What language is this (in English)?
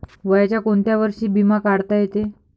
Marathi